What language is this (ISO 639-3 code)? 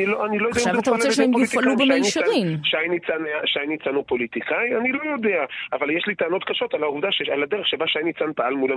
heb